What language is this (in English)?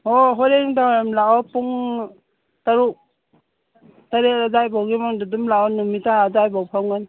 Manipuri